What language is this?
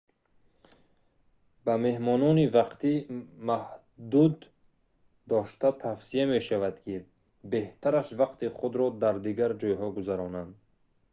Tajik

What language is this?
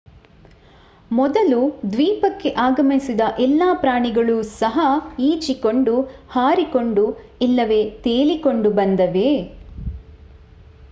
Kannada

